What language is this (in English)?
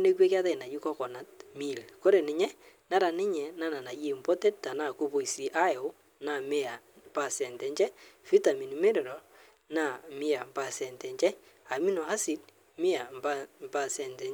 Masai